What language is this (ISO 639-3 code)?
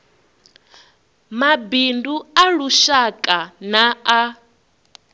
ven